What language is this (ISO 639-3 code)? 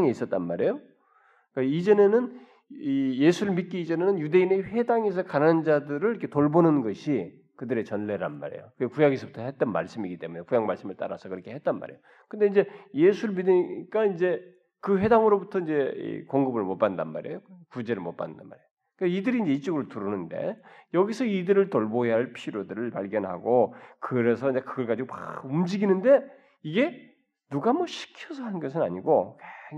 kor